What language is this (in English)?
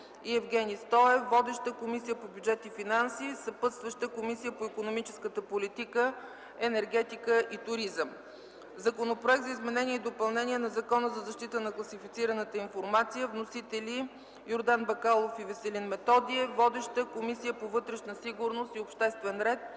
Bulgarian